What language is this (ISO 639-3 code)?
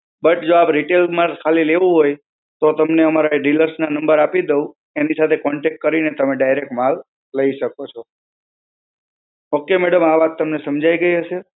guj